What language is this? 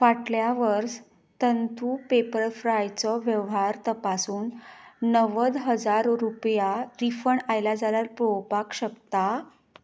Konkani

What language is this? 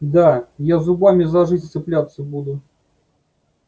Russian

